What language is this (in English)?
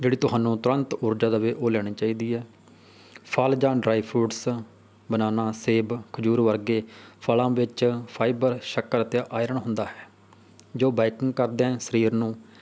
Punjabi